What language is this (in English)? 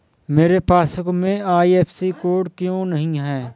Hindi